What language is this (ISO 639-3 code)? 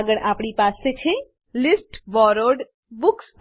guj